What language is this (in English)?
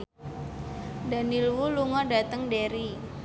Javanese